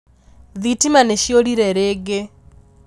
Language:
Kikuyu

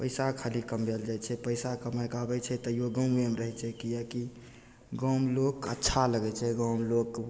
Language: Maithili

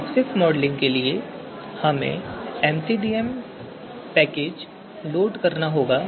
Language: Hindi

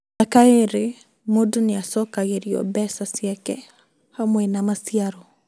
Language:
Kikuyu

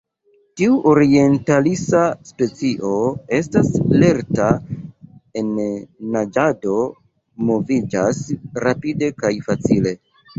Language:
Esperanto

